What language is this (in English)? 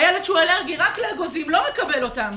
Hebrew